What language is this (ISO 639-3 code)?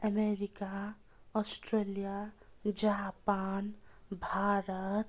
nep